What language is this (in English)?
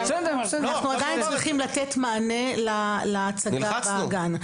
Hebrew